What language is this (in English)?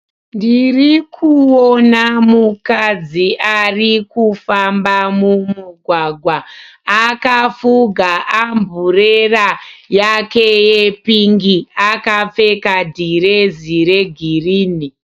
Shona